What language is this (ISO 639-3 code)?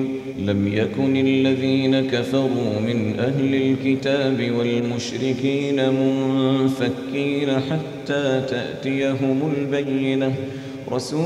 ara